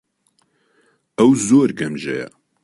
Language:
Central Kurdish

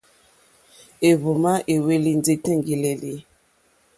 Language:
Mokpwe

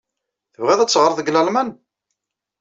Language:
Kabyle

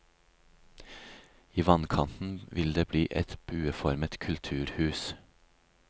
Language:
Norwegian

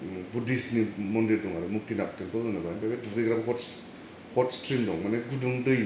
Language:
Bodo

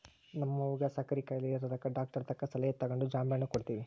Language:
Kannada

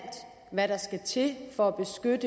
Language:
Danish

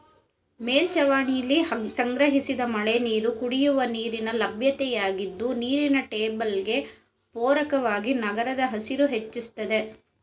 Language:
Kannada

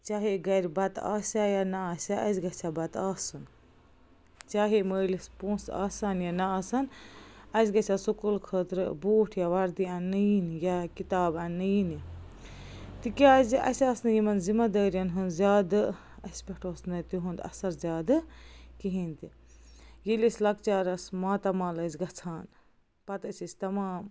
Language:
Kashmiri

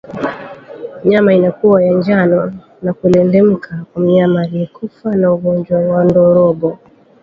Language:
Swahili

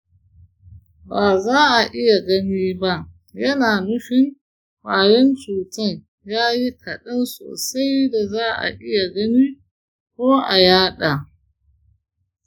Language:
Hausa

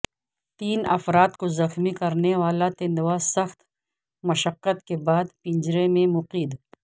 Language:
Urdu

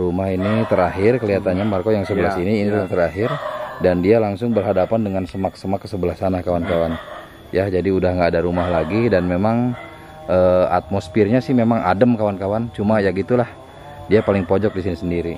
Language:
Indonesian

